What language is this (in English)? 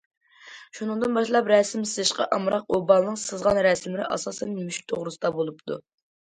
Uyghur